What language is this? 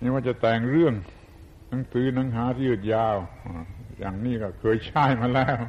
Thai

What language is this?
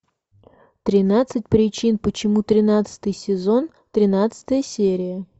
Russian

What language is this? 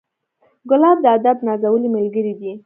Pashto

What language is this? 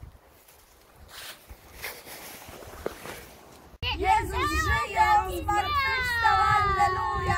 Polish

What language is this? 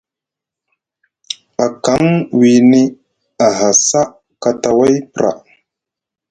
Musgu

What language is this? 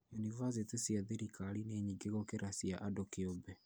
Kikuyu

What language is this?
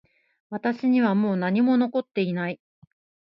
Japanese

